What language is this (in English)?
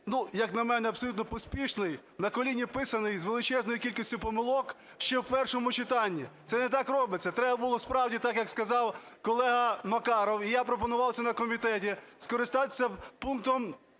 Ukrainian